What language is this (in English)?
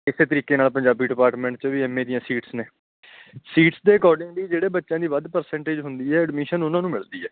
Punjabi